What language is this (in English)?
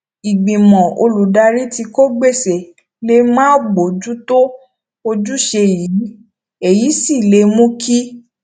Yoruba